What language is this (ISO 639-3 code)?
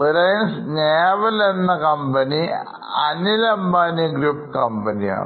mal